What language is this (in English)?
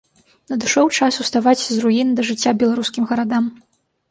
Belarusian